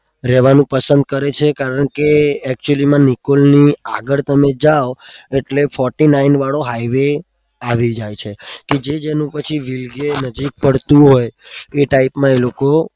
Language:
Gujarati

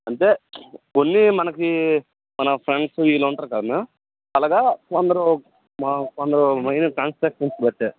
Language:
Telugu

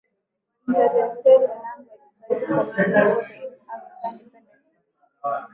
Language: Swahili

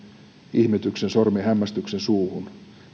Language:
Finnish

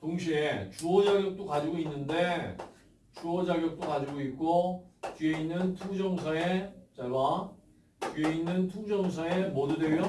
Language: Korean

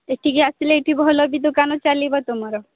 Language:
Odia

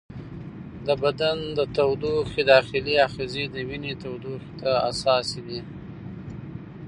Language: Pashto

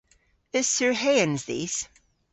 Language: Cornish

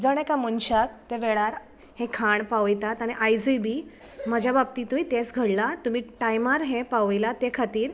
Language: Konkani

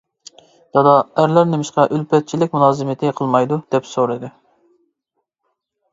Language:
Uyghur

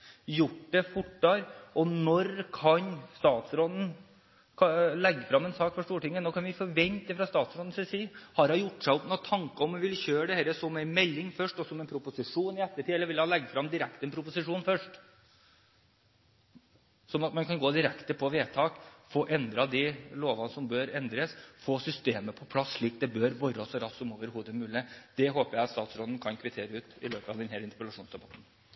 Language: Norwegian Bokmål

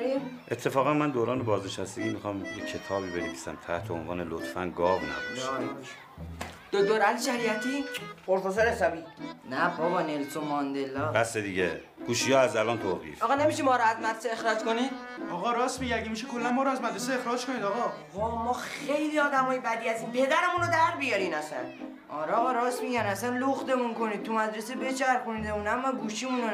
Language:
Persian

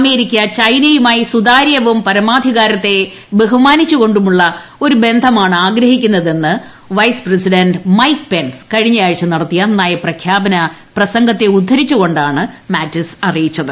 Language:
Malayalam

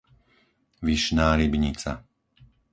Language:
Slovak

